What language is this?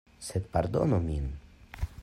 Esperanto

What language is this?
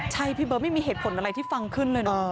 Thai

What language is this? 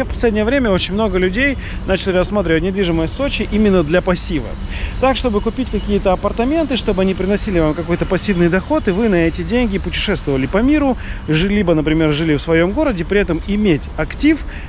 Russian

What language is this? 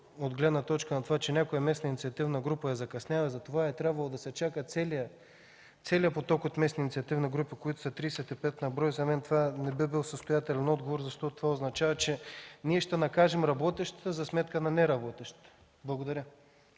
Bulgarian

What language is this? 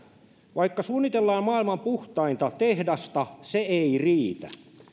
Finnish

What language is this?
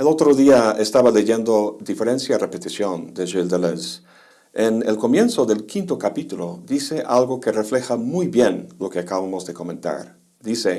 Spanish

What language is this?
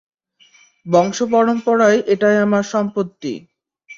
Bangla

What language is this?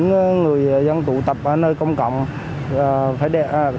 Vietnamese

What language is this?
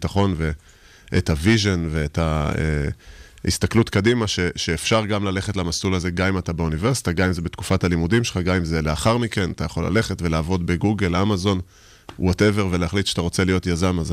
Hebrew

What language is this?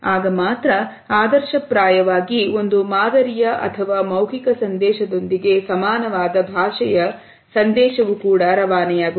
Kannada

